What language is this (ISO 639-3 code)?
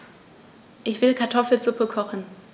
deu